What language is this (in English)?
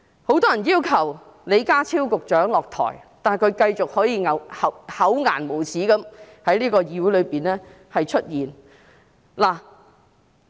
Cantonese